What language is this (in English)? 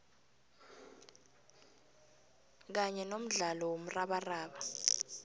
South Ndebele